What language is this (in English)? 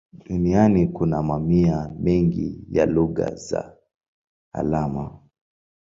Swahili